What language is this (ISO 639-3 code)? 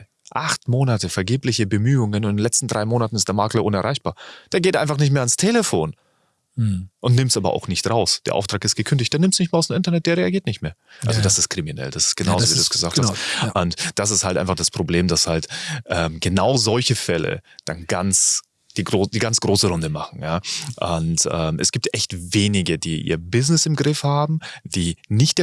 deu